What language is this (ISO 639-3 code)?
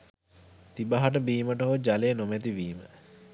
sin